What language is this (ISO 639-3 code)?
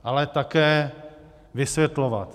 ces